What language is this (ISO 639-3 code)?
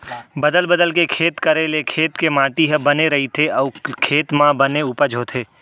hne